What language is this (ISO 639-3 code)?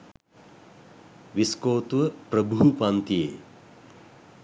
sin